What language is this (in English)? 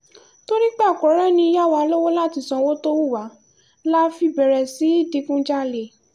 Yoruba